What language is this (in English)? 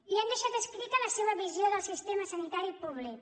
Catalan